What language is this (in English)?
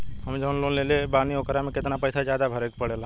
Bhojpuri